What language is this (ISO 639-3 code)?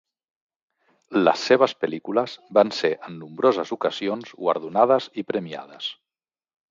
cat